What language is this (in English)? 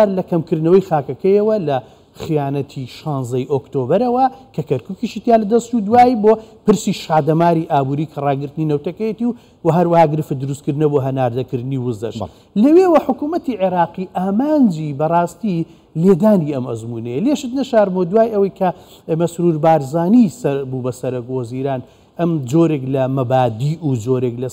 Arabic